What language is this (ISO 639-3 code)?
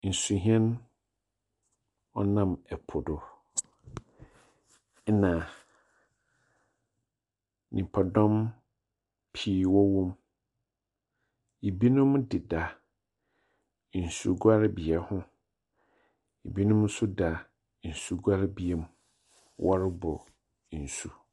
aka